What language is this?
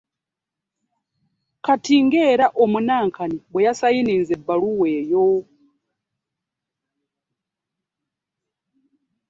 Ganda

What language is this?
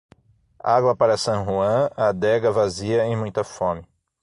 Portuguese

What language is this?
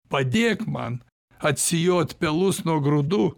Lithuanian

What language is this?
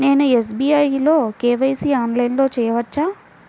Telugu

